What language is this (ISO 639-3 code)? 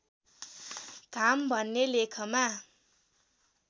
nep